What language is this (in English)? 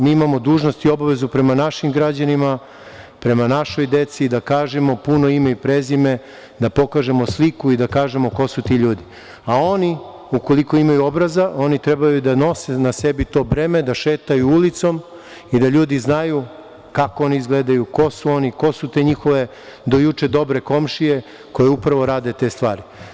Serbian